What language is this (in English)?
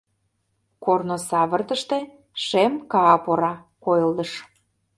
Mari